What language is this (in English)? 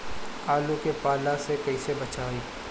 Bhojpuri